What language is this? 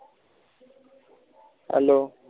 Punjabi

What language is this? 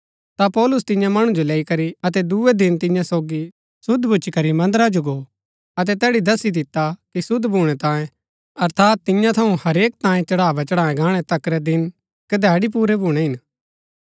Gaddi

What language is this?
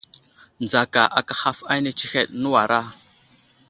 Wuzlam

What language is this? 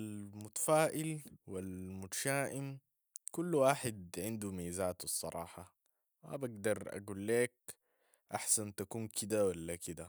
Sudanese Arabic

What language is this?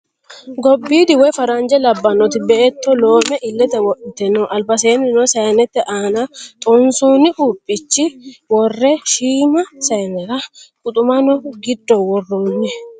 Sidamo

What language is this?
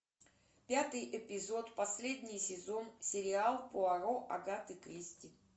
Russian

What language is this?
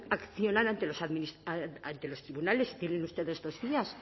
Spanish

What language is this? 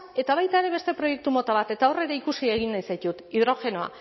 Basque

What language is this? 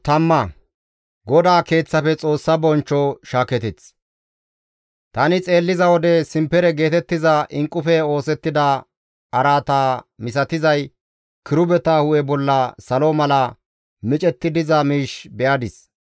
Gamo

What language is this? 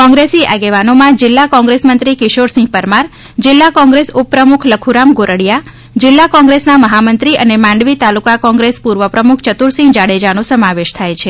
Gujarati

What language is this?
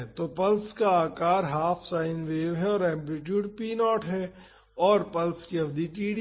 Hindi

